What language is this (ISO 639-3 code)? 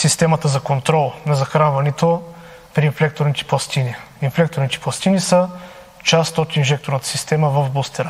bul